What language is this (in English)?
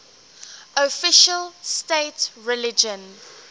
English